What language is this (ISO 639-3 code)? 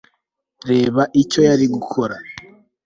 kin